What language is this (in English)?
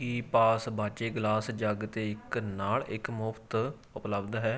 Punjabi